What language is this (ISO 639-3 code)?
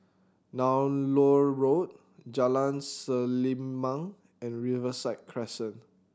eng